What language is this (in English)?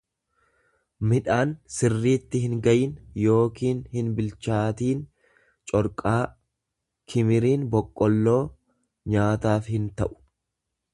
Oromo